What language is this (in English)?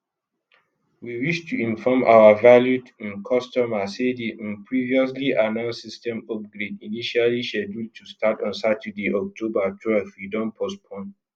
Nigerian Pidgin